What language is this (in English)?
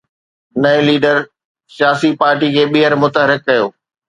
Sindhi